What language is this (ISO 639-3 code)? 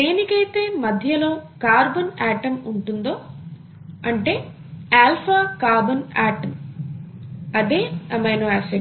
tel